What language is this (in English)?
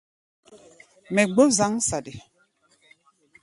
Gbaya